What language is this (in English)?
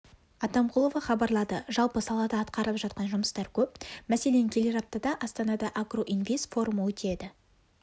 Kazakh